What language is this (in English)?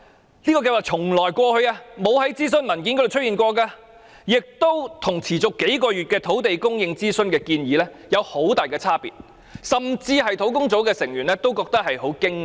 Cantonese